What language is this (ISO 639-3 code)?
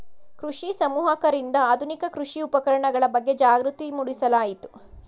kan